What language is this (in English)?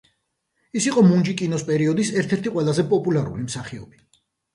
Georgian